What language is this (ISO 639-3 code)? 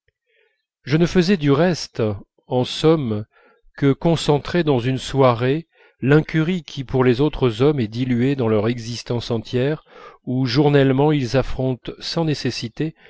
fra